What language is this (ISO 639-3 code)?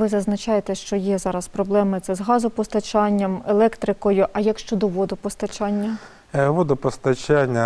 ukr